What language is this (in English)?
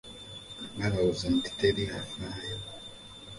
Ganda